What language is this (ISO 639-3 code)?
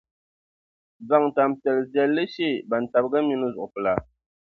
dag